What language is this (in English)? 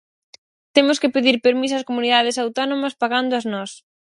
Galician